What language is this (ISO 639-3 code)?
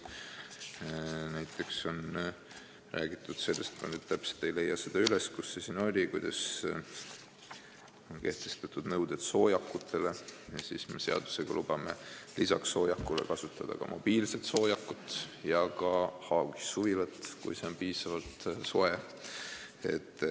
est